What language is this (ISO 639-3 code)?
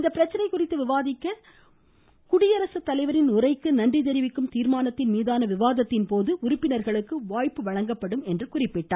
tam